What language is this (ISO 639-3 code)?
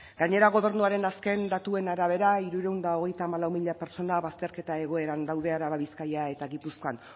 eus